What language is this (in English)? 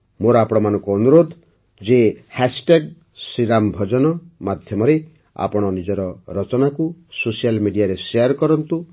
Odia